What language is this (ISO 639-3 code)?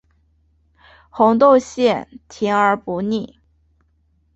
zho